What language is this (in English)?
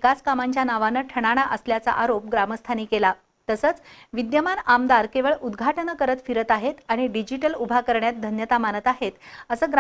Romanian